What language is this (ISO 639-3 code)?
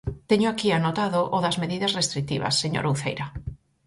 glg